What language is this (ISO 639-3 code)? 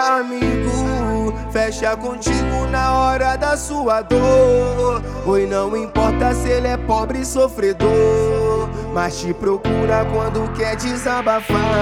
por